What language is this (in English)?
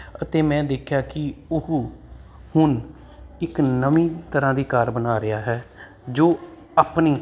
Punjabi